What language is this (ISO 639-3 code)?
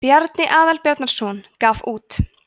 isl